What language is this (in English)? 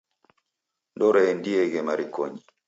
Taita